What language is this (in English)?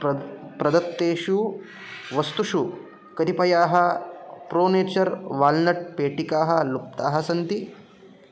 Sanskrit